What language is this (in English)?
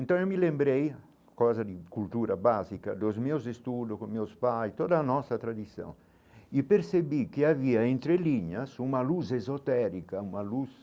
Portuguese